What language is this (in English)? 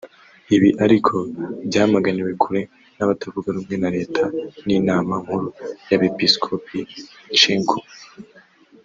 Kinyarwanda